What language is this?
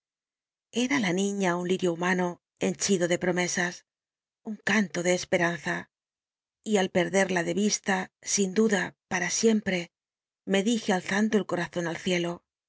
Spanish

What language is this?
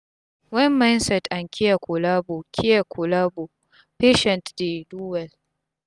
Nigerian Pidgin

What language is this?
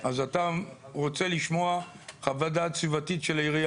Hebrew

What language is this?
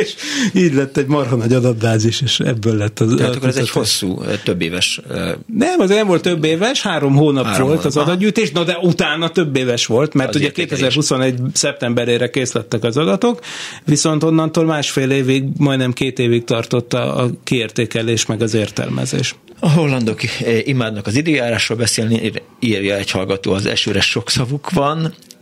Hungarian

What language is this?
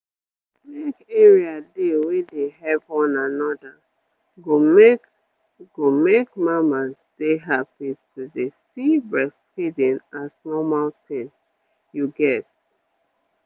Nigerian Pidgin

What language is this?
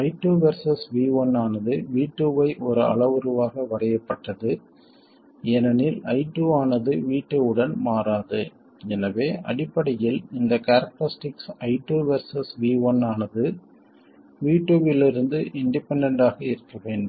Tamil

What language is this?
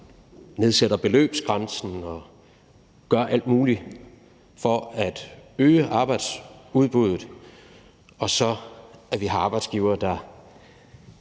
Danish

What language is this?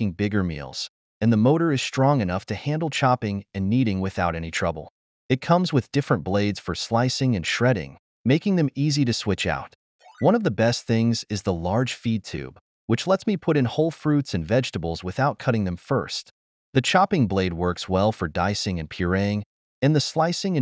English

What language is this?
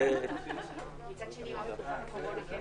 Hebrew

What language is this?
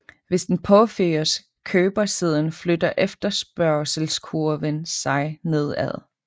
Danish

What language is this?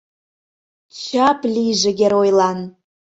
Mari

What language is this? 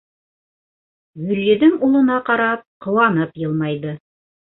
Bashkir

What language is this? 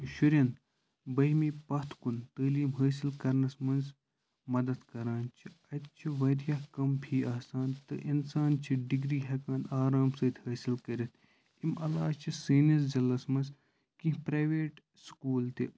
Kashmiri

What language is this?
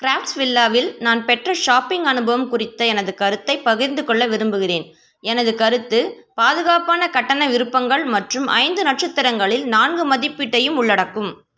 Tamil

